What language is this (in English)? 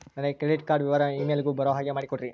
Kannada